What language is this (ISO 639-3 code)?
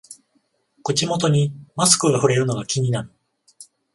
jpn